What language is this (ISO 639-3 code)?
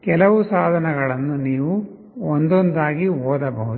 kan